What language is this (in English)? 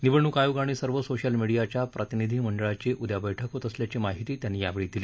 Marathi